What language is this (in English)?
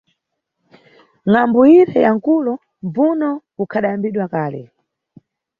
Nyungwe